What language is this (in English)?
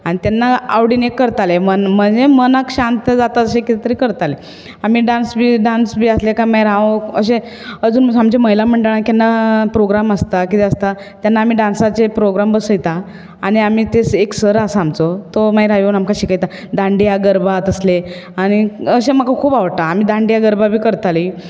Konkani